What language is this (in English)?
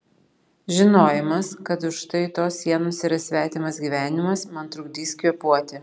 Lithuanian